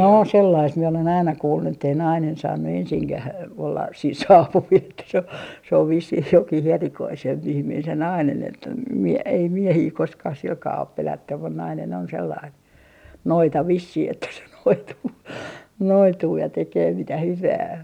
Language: Finnish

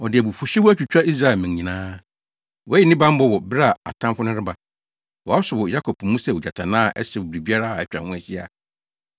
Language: Akan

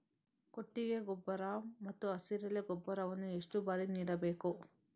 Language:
Kannada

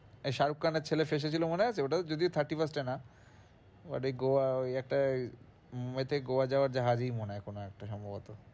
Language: Bangla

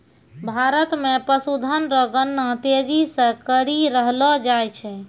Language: Maithili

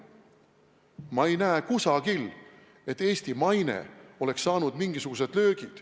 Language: Estonian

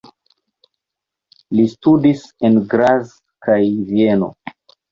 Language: Esperanto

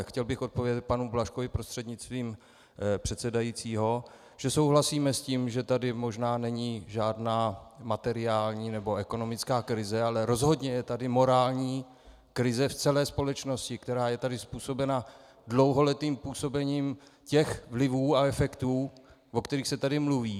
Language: Czech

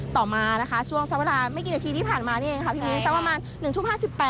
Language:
Thai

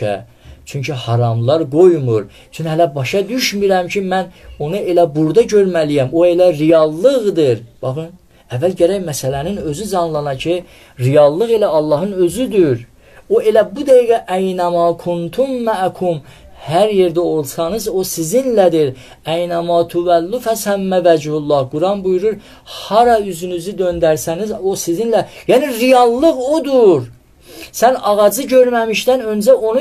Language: Turkish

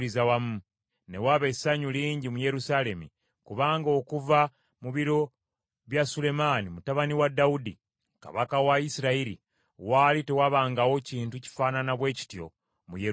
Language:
Ganda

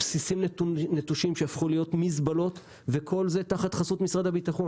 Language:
Hebrew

